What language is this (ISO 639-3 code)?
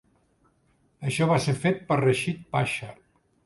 cat